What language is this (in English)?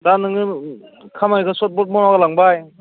Bodo